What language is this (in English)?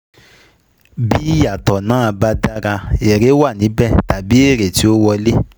Yoruba